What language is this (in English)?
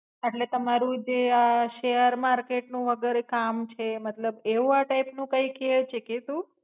Gujarati